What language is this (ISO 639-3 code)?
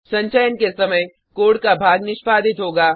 hin